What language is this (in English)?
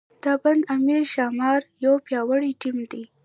Pashto